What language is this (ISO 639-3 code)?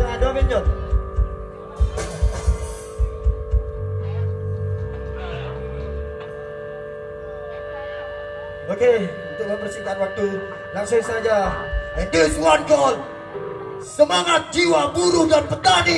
ind